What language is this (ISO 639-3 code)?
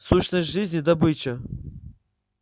rus